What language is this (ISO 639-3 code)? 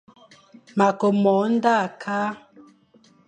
fan